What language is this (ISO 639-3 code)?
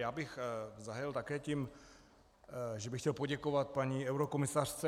ces